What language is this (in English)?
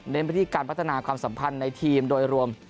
Thai